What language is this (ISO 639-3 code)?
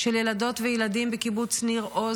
heb